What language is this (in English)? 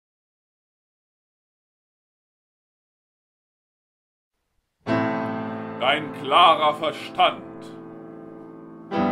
German